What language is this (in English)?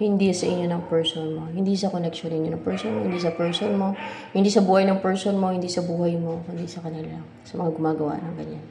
Filipino